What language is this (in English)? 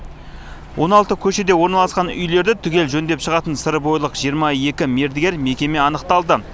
Kazakh